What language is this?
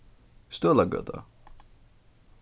Faroese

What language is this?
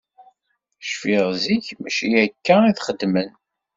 Kabyle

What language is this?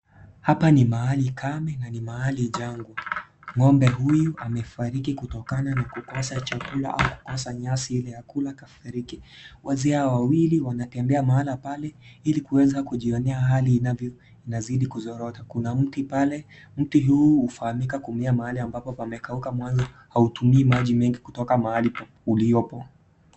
Swahili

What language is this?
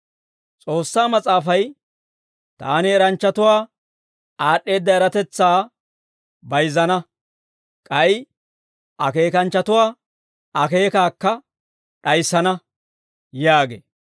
Dawro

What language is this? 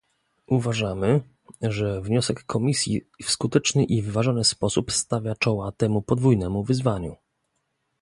Polish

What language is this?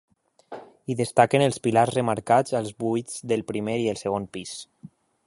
Catalan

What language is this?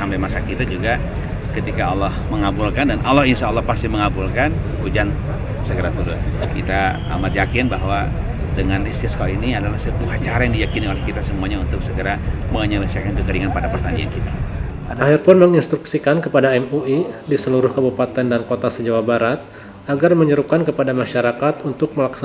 Indonesian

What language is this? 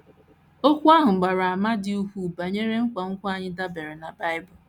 Igbo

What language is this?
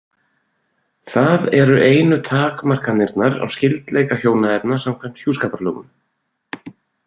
Icelandic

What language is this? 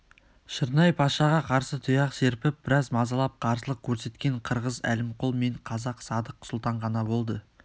Kazakh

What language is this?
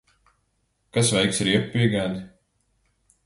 Latvian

